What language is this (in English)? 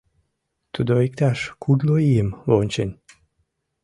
Mari